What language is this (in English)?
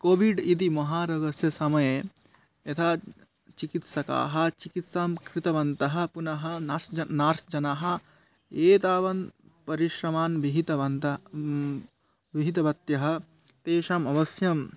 Sanskrit